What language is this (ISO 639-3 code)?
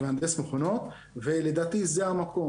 heb